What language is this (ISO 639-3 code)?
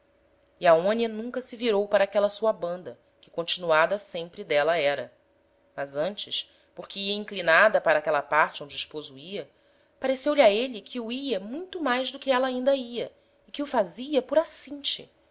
por